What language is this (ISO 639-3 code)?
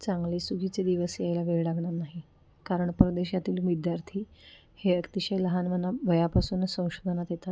mar